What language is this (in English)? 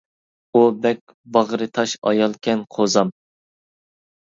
Uyghur